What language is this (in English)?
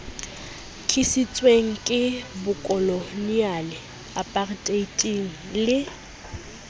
Southern Sotho